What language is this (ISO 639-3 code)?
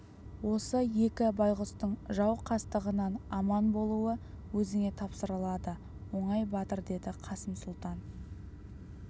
kaz